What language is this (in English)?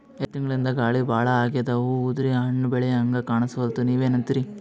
Kannada